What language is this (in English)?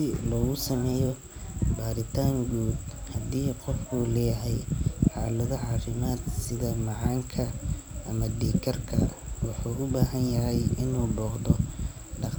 Somali